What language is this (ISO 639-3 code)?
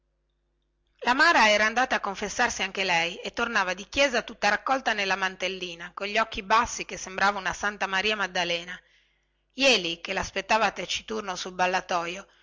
ita